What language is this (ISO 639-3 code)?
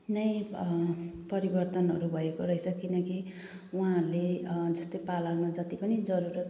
nep